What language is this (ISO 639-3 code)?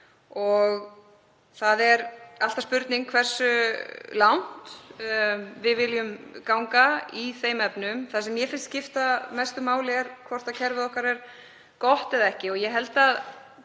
isl